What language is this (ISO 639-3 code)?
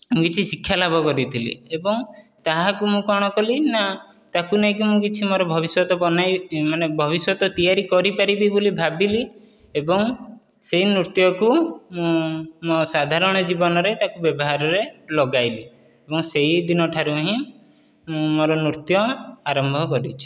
ori